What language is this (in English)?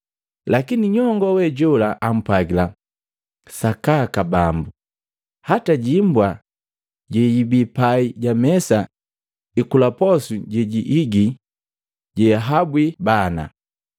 Matengo